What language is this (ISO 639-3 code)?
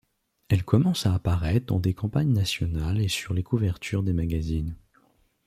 fra